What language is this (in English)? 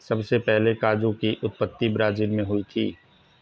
Hindi